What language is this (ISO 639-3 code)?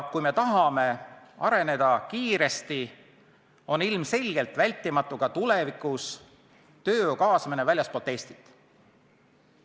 est